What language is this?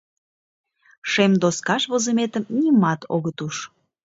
Mari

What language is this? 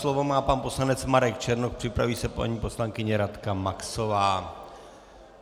Czech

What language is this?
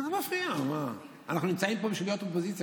Hebrew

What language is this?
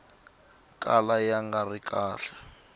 Tsonga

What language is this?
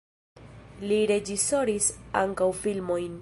Esperanto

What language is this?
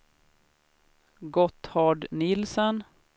Swedish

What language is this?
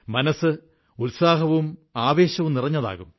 Malayalam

